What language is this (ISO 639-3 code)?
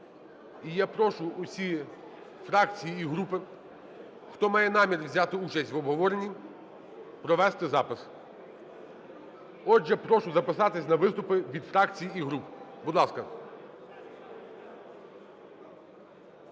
ukr